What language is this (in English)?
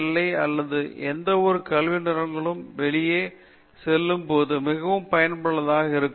Tamil